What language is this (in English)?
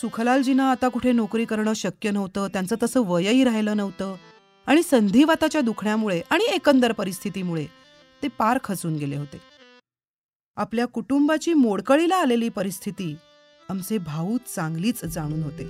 Marathi